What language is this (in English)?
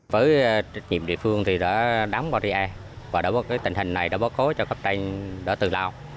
Vietnamese